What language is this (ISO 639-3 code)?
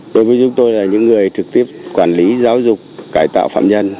vie